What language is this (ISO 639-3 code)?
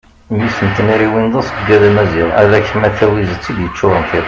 kab